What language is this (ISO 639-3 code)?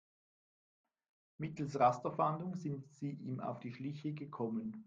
deu